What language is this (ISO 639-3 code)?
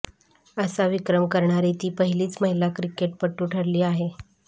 mar